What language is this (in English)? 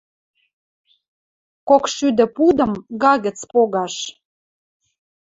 Western Mari